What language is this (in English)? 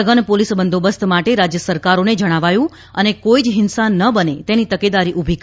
Gujarati